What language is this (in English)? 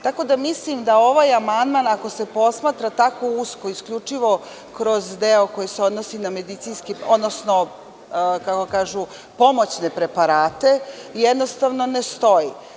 Serbian